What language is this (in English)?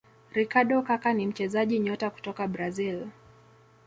Swahili